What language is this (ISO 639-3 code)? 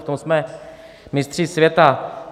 ces